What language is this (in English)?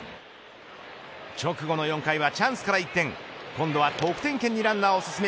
Japanese